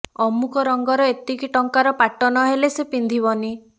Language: Odia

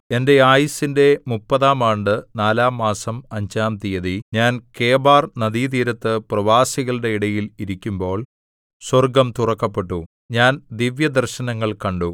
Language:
Malayalam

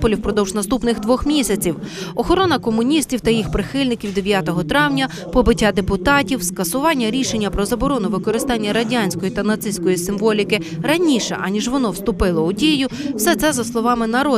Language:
Ukrainian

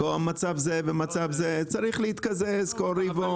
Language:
Hebrew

